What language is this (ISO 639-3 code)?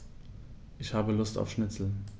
deu